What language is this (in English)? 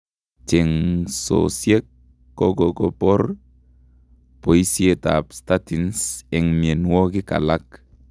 Kalenjin